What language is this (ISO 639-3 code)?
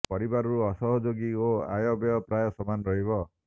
ori